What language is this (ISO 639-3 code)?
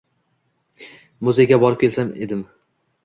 uzb